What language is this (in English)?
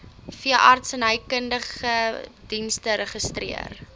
Afrikaans